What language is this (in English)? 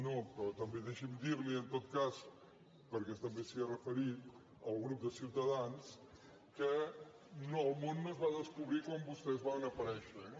Catalan